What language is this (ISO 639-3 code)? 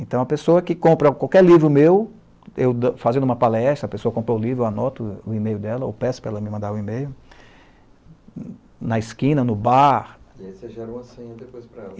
por